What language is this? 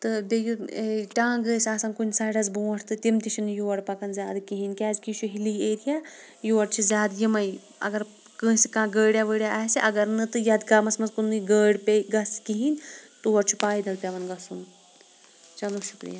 Kashmiri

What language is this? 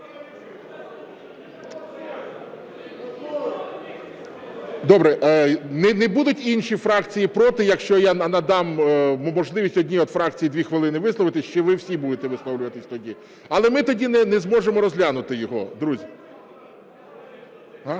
Ukrainian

